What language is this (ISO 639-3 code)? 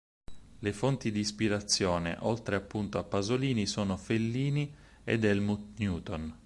ita